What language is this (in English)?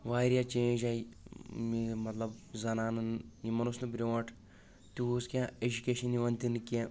Kashmiri